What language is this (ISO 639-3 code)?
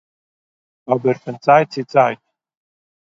yid